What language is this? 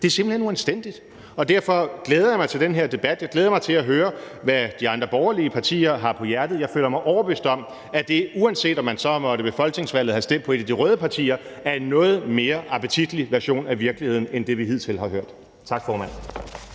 Danish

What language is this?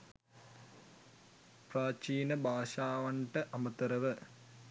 Sinhala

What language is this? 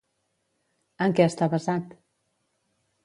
Catalan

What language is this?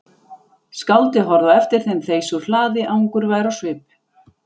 Icelandic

